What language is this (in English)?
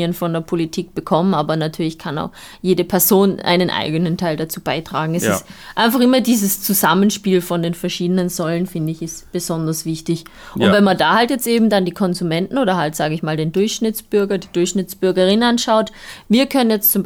German